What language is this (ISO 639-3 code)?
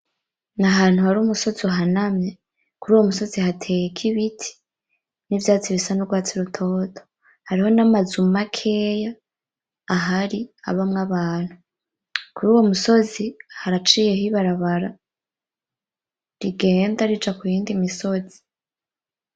run